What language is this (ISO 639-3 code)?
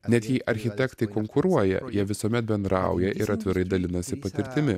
lit